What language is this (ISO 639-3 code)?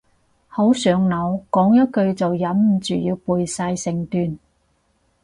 yue